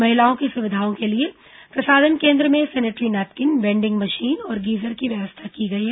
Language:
Hindi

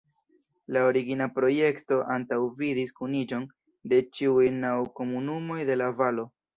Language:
Esperanto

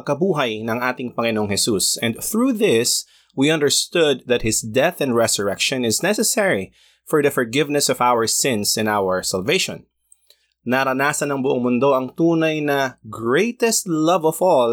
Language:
Filipino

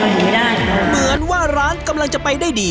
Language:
Thai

